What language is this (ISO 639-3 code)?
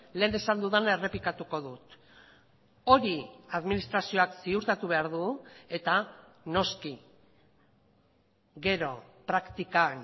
eus